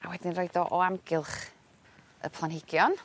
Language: Welsh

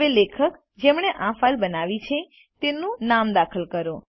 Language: Gujarati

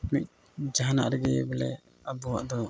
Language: Santali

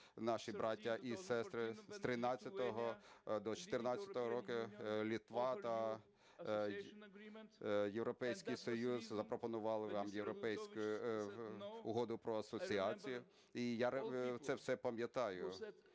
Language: Ukrainian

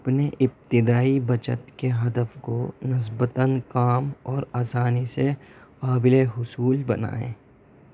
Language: Urdu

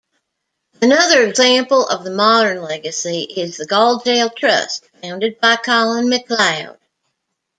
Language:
English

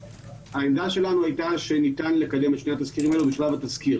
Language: Hebrew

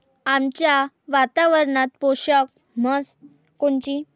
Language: Marathi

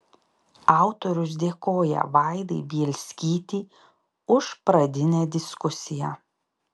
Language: Lithuanian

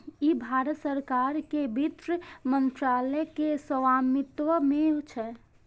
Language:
Maithili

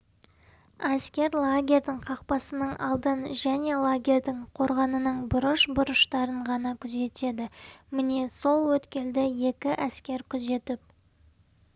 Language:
Kazakh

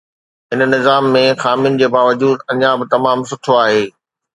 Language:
Sindhi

